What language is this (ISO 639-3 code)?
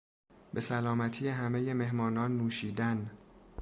fas